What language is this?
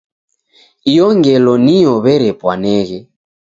Taita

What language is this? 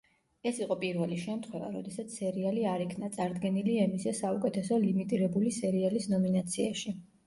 Georgian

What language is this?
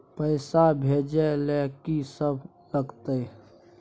Maithili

